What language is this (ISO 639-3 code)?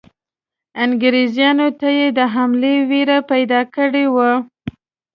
pus